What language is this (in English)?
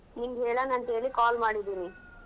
Kannada